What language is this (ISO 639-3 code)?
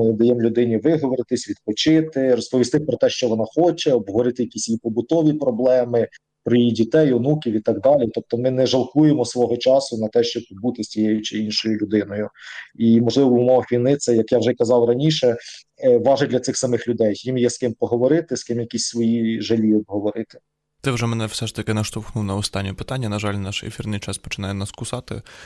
ukr